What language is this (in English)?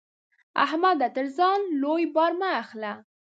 Pashto